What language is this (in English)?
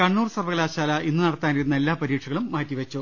Malayalam